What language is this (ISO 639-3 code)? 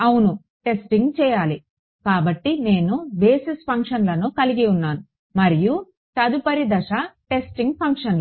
tel